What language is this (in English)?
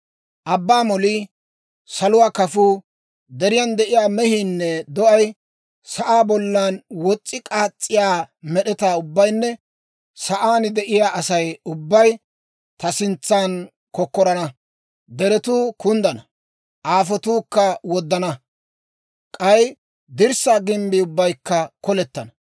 Dawro